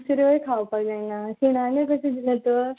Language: Konkani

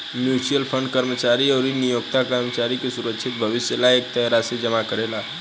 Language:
Bhojpuri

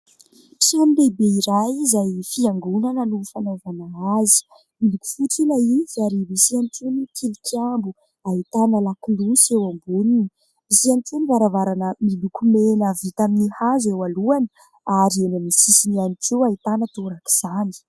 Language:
Malagasy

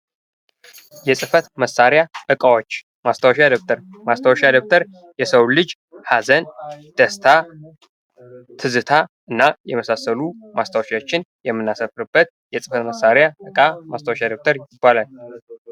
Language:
Amharic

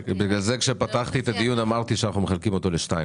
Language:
Hebrew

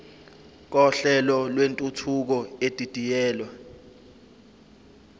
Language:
Zulu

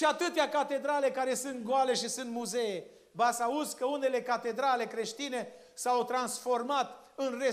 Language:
Romanian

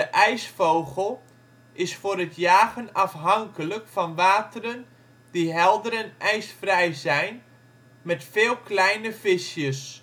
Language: Dutch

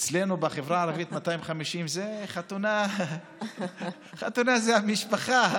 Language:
Hebrew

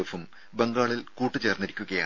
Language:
Malayalam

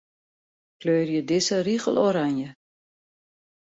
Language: Western Frisian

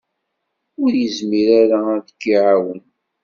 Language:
Kabyle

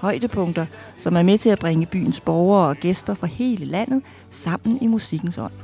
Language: Danish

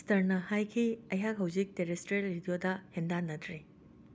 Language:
Manipuri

